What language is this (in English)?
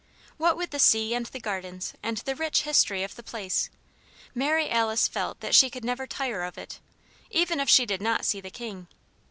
English